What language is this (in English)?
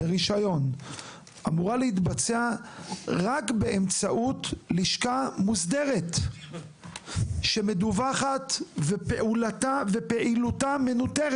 Hebrew